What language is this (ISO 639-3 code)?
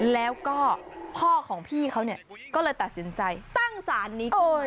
tha